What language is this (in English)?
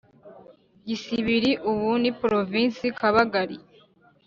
Kinyarwanda